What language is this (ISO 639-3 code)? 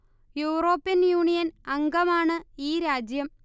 mal